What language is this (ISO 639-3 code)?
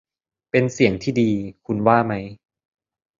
tha